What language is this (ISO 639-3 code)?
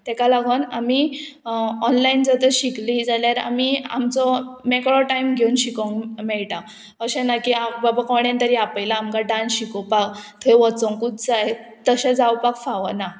kok